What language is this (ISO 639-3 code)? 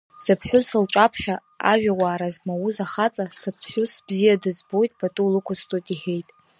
abk